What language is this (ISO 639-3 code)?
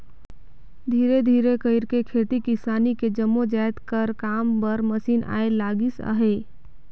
hne